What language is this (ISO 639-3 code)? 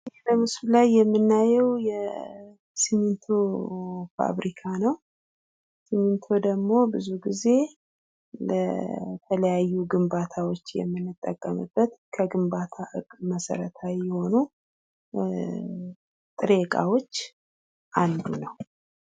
amh